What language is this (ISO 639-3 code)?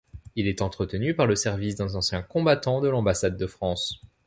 fra